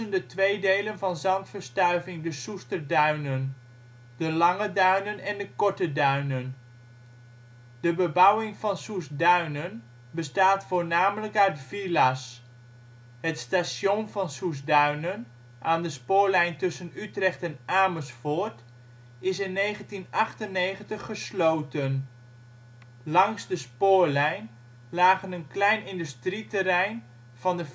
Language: Dutch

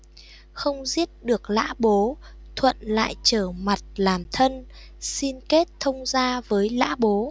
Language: Vietnamese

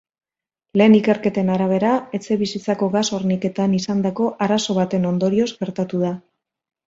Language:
Basque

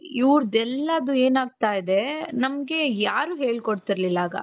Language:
Kannada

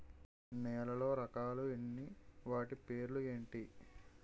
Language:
Telugu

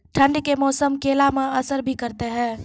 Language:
Maithili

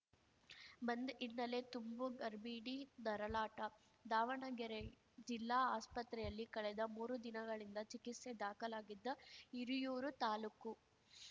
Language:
Kannada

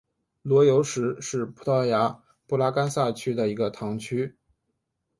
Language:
Chinese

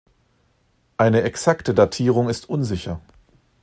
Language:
German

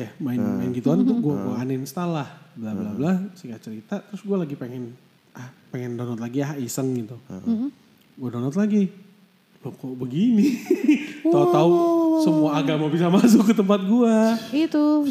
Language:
Indonesian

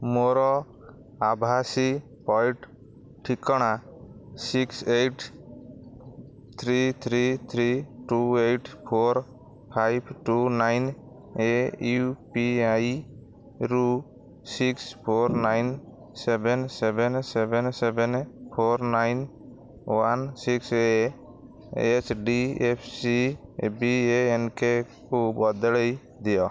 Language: Odia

